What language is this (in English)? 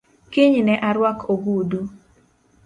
Luo (Kenya and Tanzania)